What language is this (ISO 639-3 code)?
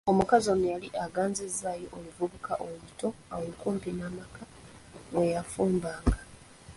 lug